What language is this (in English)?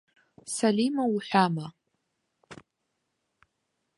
Abkhazian